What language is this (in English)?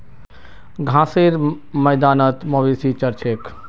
Magahi